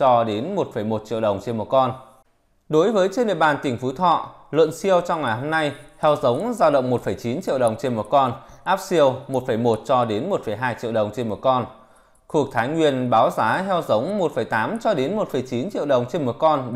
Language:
Vietnamese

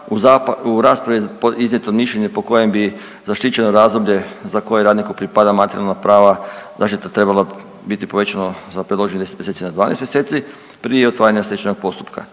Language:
Croatian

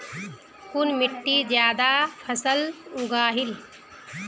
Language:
Magahi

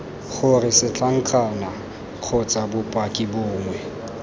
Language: Tswana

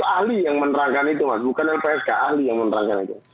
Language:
Indonesian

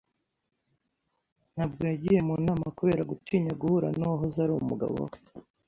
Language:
Kinyarwanda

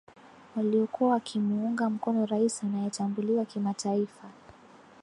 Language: Swahili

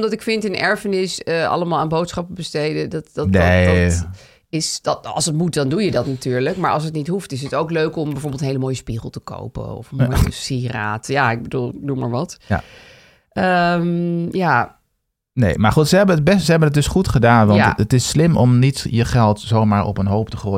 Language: Dutch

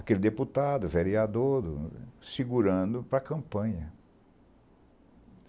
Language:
Portuguese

